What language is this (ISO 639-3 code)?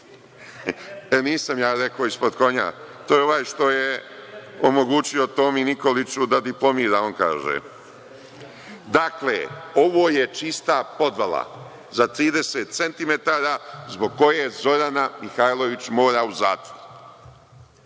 srp